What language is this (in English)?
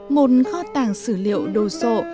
Vietnamese